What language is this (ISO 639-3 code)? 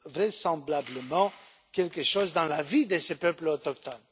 fra